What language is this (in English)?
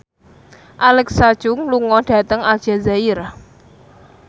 Javanese